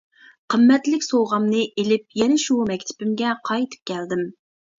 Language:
Uyghur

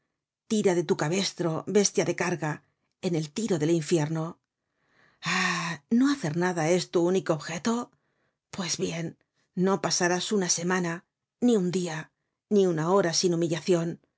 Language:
Spanish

